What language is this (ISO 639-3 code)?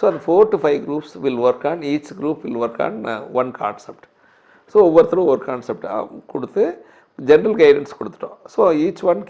tam